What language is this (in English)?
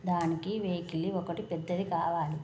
Telugu